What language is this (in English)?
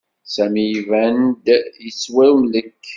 Kabyle